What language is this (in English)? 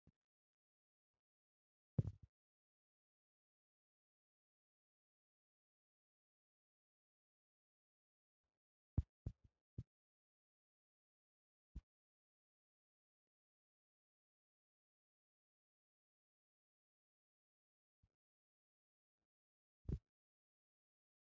Wolaytta